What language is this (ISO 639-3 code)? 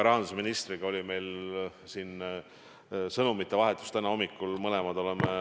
est